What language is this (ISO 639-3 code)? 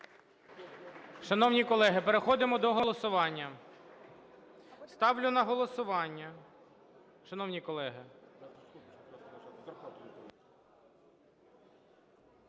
ukr